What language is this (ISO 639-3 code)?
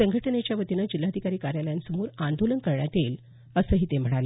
mar